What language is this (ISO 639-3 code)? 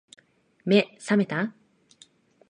jpn